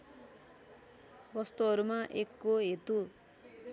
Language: Nepali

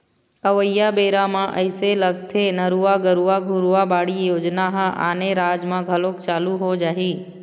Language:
Chhattisgarhi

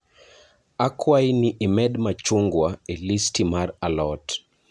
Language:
Luo (Kenya and Tanzania)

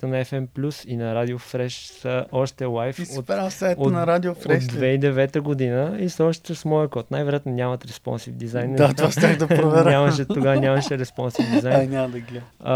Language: Bulgarian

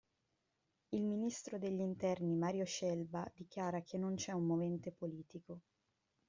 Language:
Italian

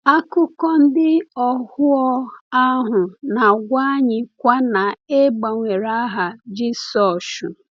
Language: Igbo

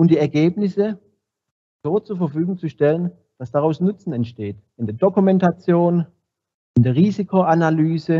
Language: German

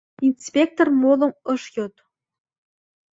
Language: Mari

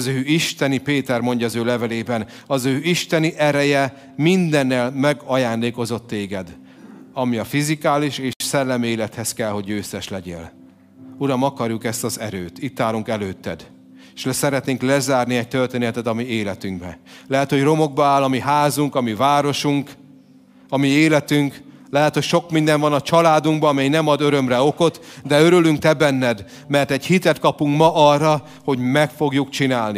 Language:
Hungarian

